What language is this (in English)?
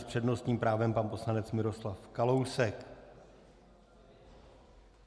Czech